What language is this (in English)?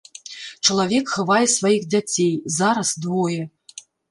Belarusian